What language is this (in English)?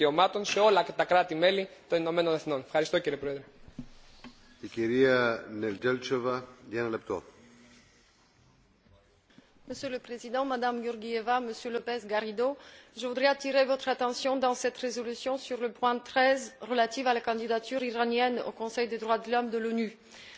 French